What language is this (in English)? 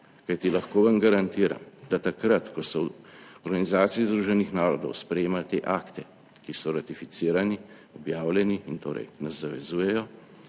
Slovenian